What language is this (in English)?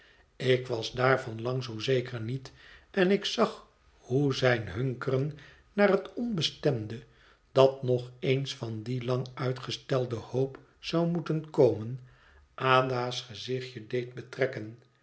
Dutch